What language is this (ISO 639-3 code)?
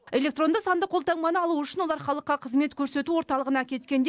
kaz